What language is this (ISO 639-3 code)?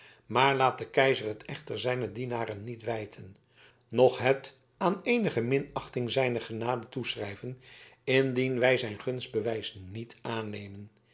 nld